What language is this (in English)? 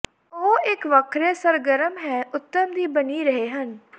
Punjabi